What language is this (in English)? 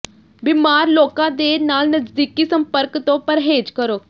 Punjabi